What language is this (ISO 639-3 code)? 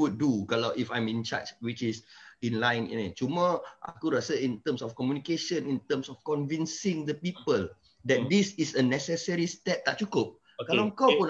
msa